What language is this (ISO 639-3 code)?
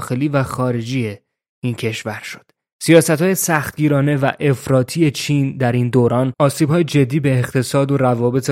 fas